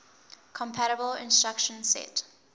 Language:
English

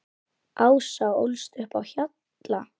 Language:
Icelandic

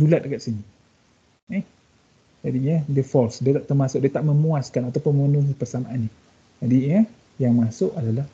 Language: Malay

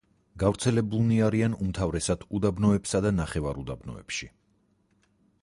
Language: Georgian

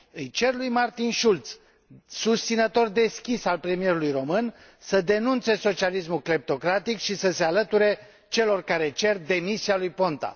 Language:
Romanian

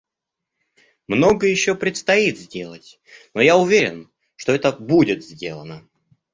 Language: Russian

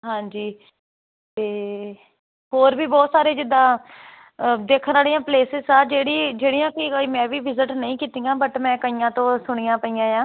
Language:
Punjabi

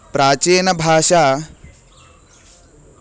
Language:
Sanskrit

